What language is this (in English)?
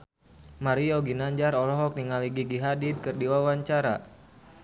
Sundanese